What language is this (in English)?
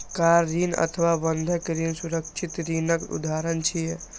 Maithili